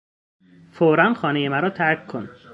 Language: Persian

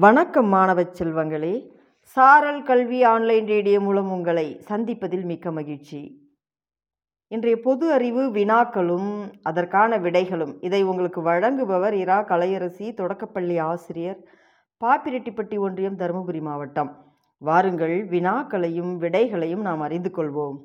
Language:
Tamil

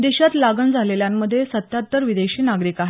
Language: Marathi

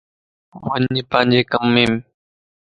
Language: Lasi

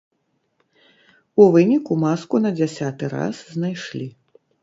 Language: Belarusian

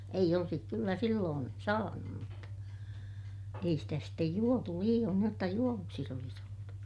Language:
Finnish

